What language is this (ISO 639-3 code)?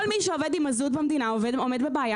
heb